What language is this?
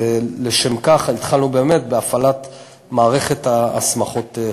Hebrew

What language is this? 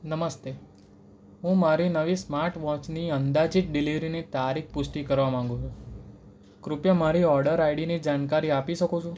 Gujarati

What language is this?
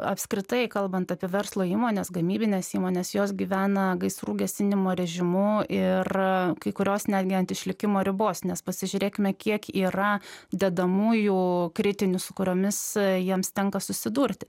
Lithuanian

